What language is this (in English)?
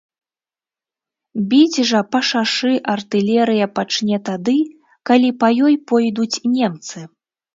Belarusian